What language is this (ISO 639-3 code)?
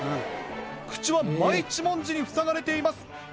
jpn